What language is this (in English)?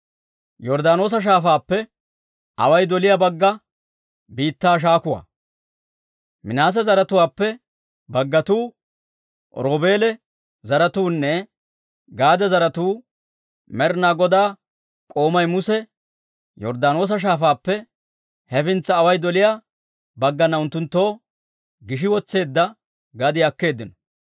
Dawro